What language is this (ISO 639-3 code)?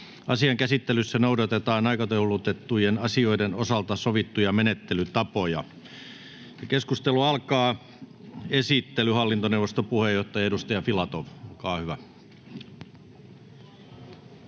fin